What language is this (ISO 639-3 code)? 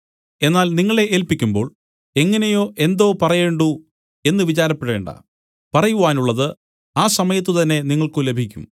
mal